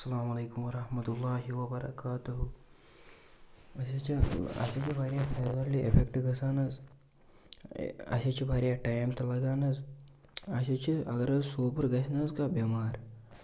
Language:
Kashmiri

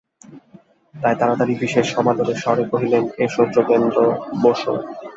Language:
Bangla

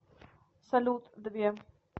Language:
Russian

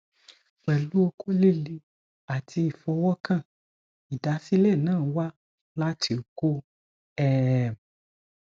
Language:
Yoruba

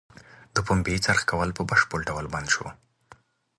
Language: Pashto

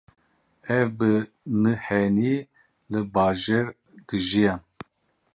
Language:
Kurdish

